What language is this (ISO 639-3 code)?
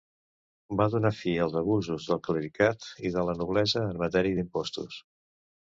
cat